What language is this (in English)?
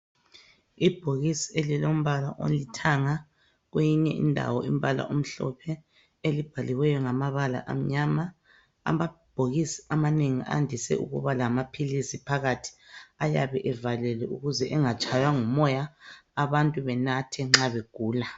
North Ndebele